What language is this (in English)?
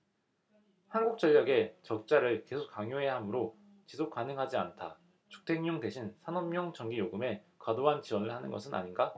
Korean